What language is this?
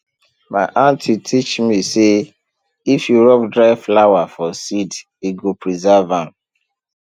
Nigerian Pidgin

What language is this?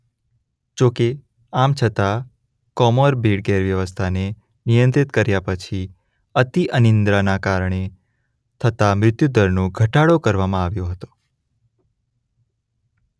Gujarati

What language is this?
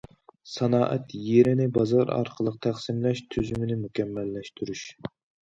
Uyghur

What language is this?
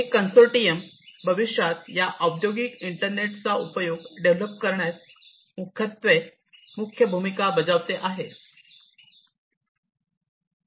Marathi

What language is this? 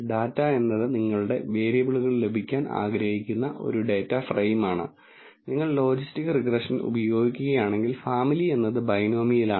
Malayalam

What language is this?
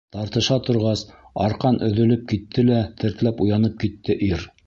Bashkir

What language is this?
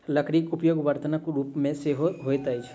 Maithili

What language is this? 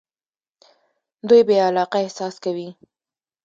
Pashto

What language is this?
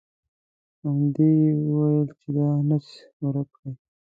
Pashto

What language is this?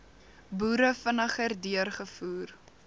Afrikaans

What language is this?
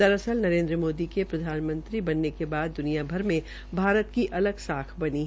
Hindi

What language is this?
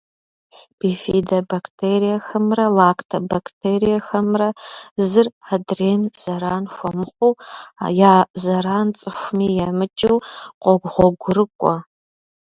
Kabardian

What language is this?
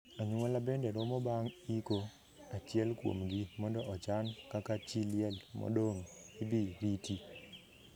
Luo (Kenya and Tanzania)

